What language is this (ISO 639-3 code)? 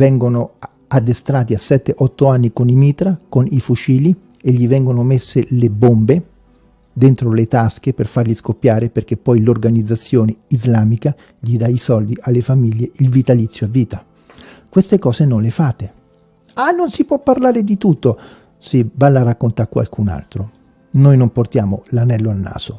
ita